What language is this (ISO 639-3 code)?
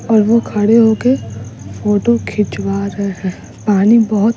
hin